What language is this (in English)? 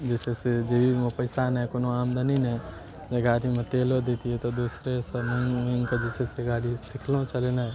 Maithili